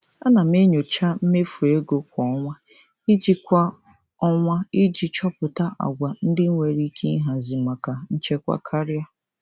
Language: Igbo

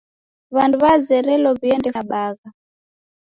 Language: Taita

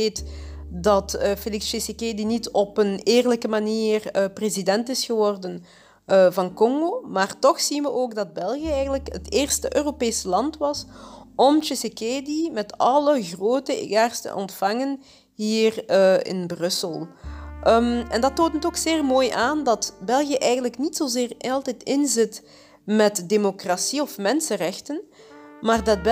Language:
Dutch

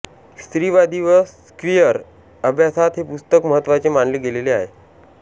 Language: Marathi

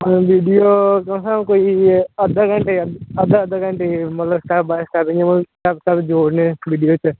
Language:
Dogri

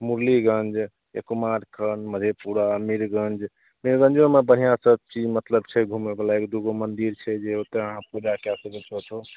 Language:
Maithili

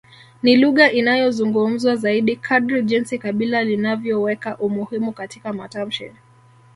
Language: Swahili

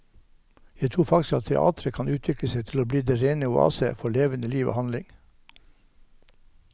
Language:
Norwegian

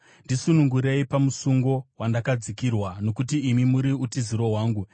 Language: Shona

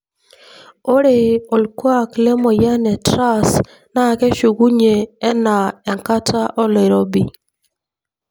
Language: Masai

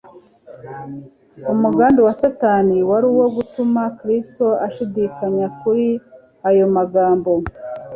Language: Kinyarwanda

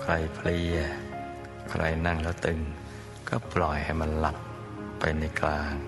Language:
Thai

